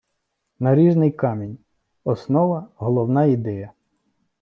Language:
Ukrainian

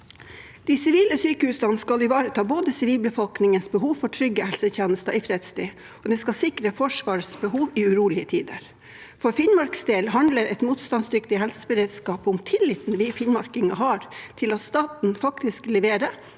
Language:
Norwegian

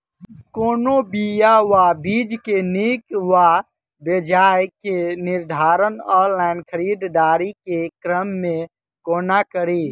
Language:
Maithili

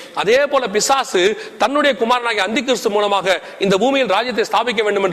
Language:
Tamil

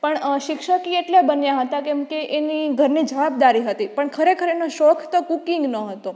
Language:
Gujarati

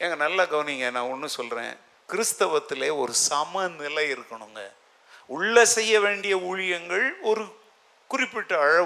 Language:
Tamil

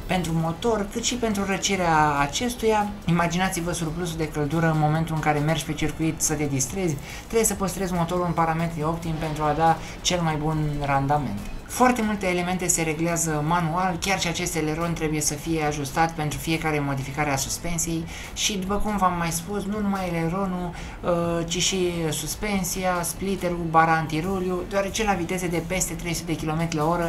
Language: Romanian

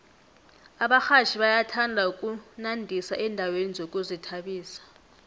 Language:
South Ndebele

